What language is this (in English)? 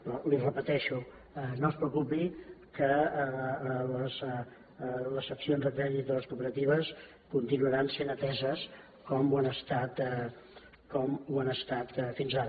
Catalan